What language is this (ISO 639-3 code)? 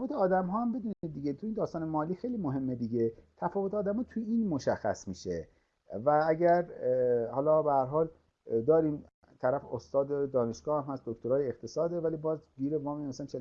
fas